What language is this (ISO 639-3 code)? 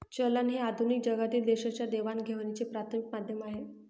mar